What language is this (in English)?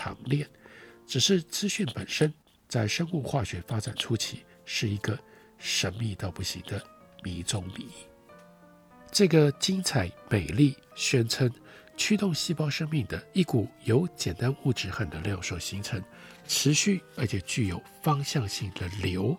Chinese